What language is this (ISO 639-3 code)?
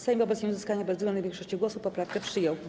pol